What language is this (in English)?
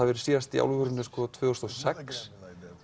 Icelandic